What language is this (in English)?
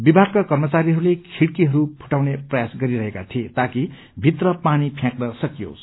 Nepali